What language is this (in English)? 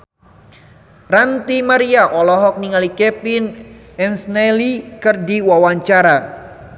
Sundanese